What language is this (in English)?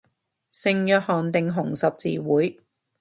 Cantonese